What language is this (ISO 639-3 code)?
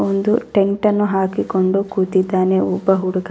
kan